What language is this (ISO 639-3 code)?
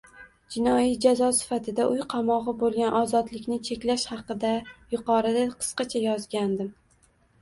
uzb